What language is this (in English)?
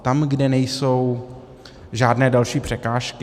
Czech